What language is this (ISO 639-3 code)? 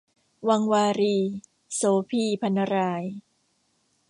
tha